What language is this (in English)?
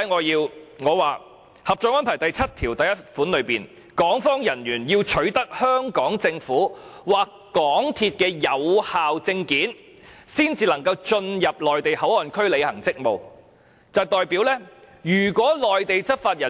Cantonese